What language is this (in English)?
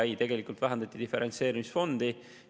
Estonian